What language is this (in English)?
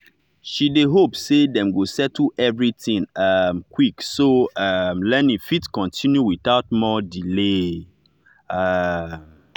Nigerian Pidgin